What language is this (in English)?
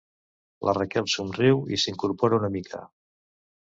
Catalan